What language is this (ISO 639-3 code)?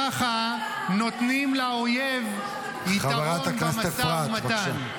heb